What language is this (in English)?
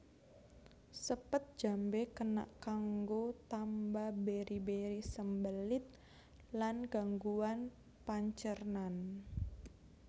Javanese